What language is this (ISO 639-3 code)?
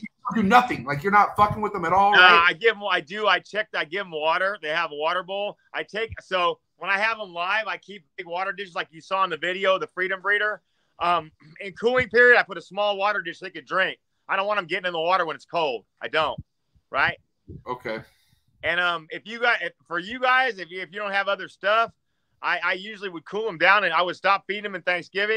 eng